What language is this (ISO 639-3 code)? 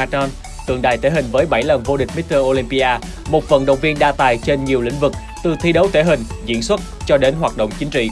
vie